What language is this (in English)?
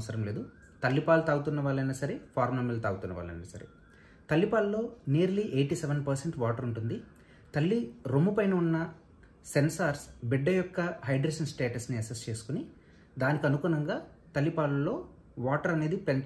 Telugu